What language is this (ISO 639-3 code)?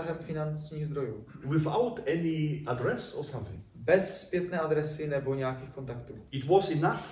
ces